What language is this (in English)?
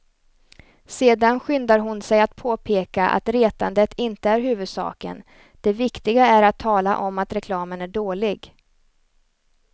Swedish